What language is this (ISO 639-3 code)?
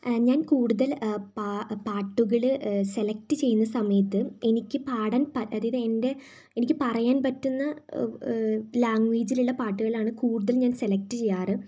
mal